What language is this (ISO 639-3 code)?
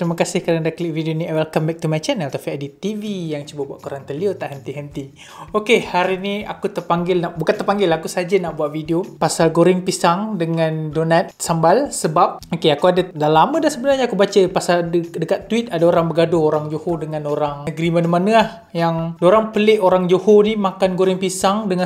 msa